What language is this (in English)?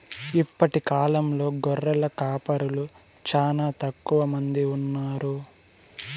Telugu